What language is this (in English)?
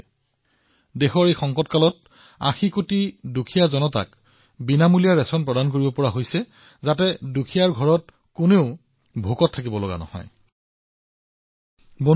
Assamese